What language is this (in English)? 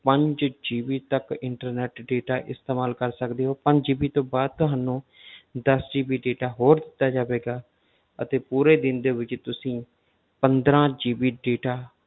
Punjabi